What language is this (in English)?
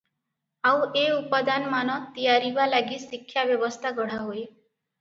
Odia